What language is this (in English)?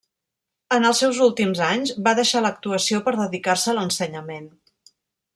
Catalan